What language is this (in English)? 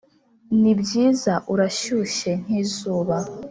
Kinyarwanda